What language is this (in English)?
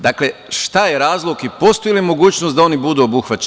Serbian